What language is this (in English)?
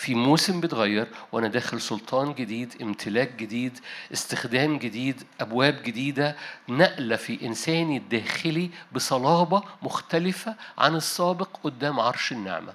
Arabic